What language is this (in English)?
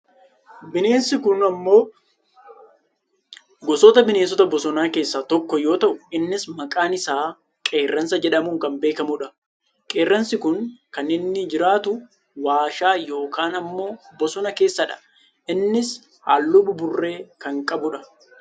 Oromo